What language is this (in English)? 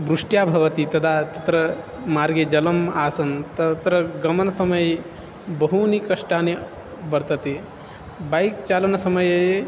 Sanskrit